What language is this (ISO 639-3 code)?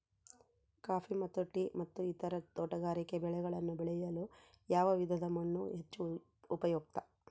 kan